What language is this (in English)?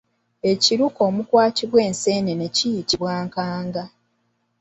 Ganda